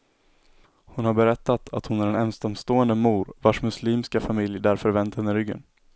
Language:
Swedish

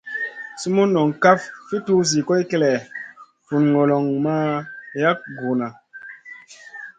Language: Masana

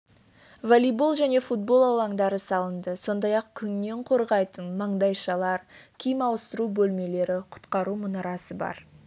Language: Kazakh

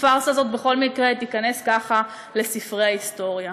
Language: Hebrew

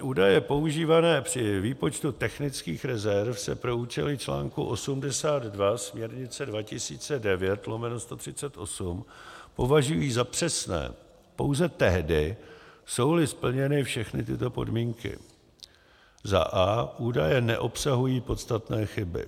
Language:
Czech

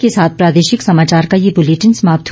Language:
Hindi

